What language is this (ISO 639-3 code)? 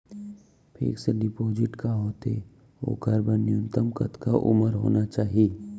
hne